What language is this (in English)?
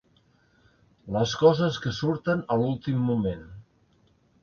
Catalan